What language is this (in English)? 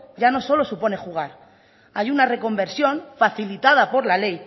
Spanish